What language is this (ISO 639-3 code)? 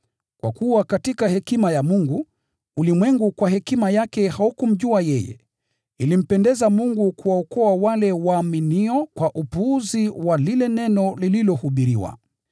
swa